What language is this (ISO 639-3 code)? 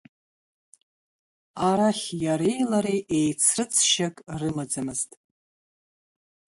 abk